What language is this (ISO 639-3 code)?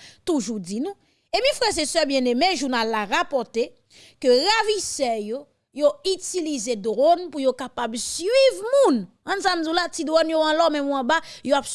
fra